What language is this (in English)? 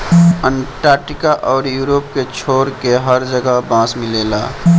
Bhojpuri